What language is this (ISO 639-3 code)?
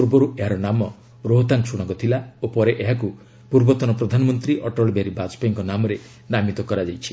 ori